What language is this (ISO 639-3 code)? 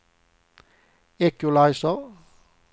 swe